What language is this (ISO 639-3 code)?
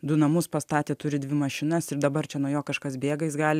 lit